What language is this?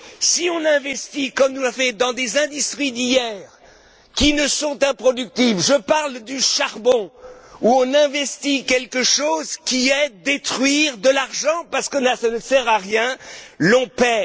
French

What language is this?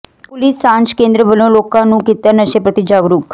Punjabi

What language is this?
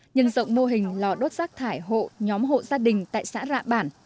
Vietnamese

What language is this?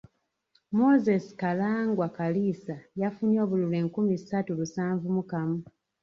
Ganda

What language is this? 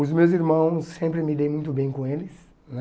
Portuguese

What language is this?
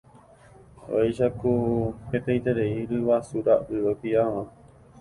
Guarani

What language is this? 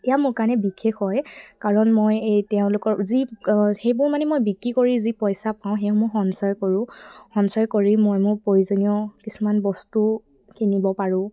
Assamese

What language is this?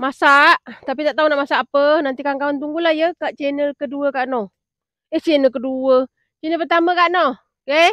Malay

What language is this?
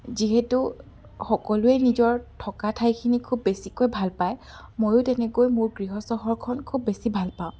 Assamese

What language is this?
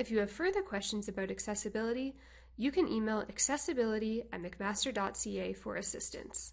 English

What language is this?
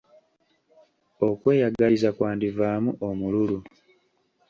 Ganda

